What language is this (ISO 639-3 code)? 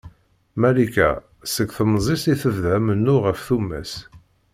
kab